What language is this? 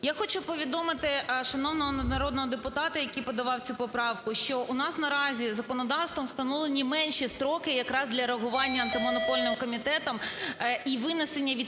Ukrainian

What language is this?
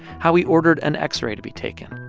English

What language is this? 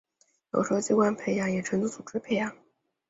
Chinese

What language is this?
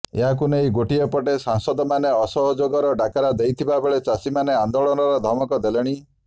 Odia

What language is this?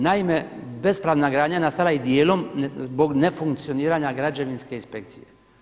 Croatian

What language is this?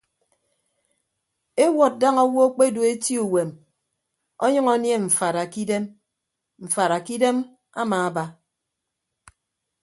Ibibio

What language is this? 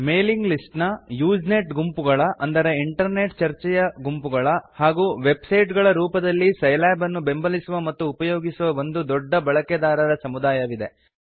Kannada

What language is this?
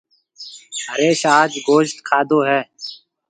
Marwari (Pakistan)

